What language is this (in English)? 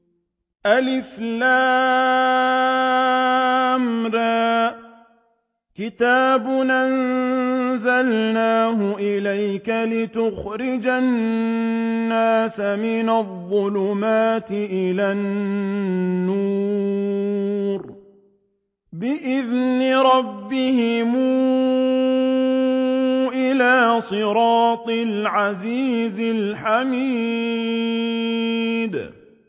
Arabic